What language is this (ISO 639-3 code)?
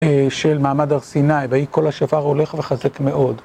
heb